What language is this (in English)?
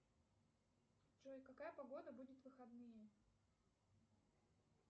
Russian